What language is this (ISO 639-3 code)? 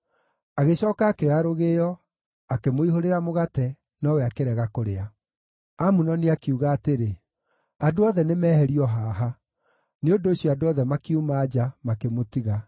kik